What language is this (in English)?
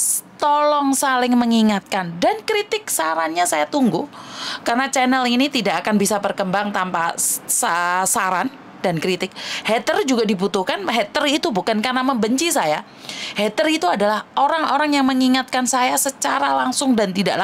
Indonesian